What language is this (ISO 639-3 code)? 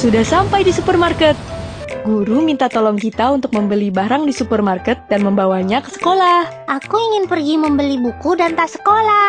ind